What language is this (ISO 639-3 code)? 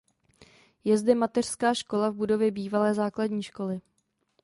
ces